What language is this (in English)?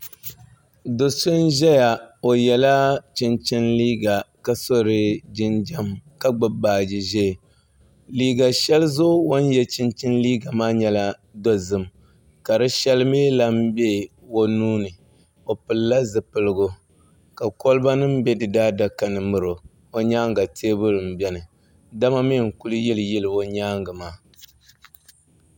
Dagbani